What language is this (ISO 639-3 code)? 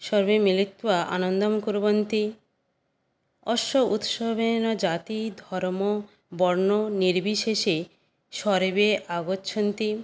san